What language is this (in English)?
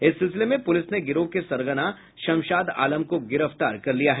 Hindi